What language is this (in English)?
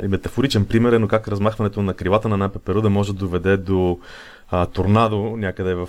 Bulgarian